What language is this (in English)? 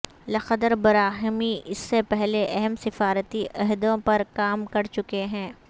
Urdu